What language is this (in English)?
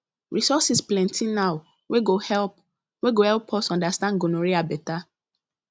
Nigerian Pidgin